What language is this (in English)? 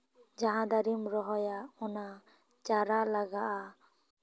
Santali